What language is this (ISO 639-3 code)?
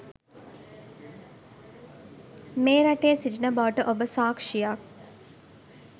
sin